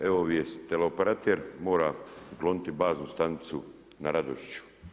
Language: Croatian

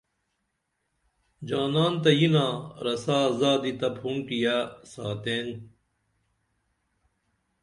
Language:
Dameli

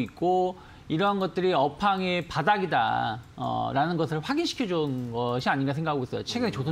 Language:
Korean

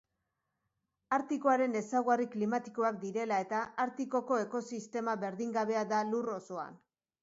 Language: Basque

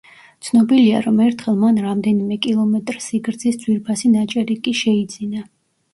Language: Georgian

